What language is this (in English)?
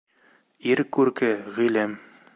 Bashkir